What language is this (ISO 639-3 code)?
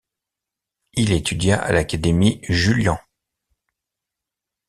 fra